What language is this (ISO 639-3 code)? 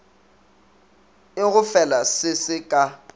nso